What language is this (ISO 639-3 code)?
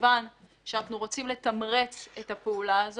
heb